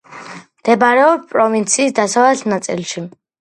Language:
Georgian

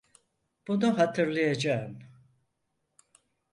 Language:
Turkish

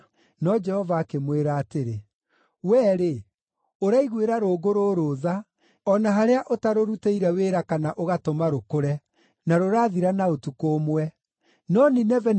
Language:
Kikuyu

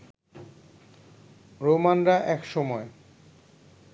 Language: Bangla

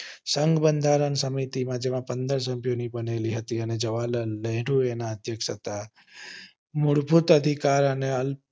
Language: Gujarati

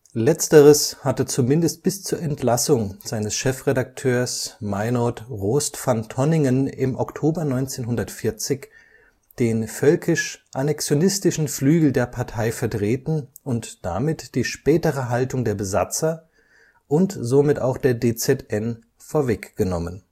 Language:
German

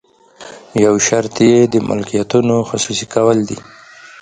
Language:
Pashto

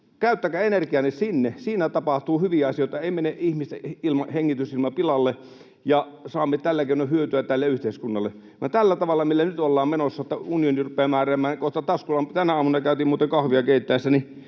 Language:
Finnish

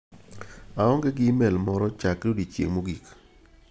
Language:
Luo (Kenya and Tanzania)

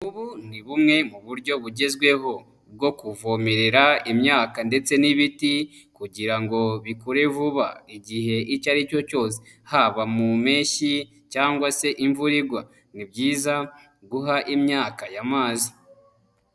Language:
Kinyarwanda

